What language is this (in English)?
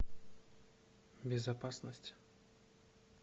Russian